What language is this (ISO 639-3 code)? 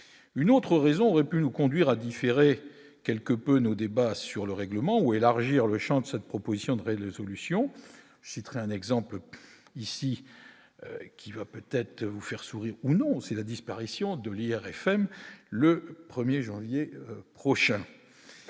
fra